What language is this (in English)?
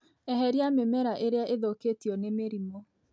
Kikuyu